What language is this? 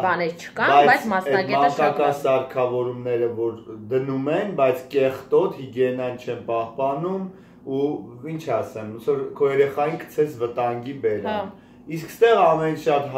Hindi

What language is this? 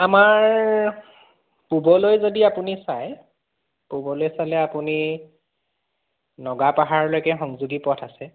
Assamese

